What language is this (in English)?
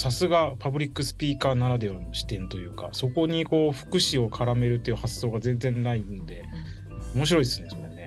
Japanese